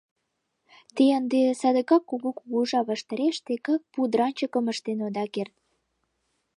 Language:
Mari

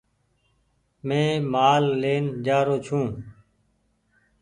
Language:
Goaria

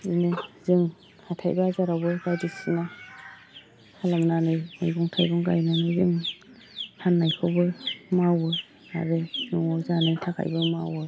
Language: Bodo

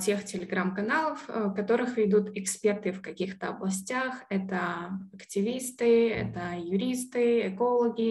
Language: Russian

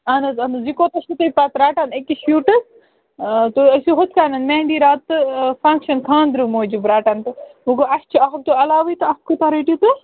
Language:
Kashmiri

